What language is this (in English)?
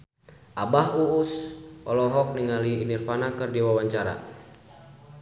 Sundanese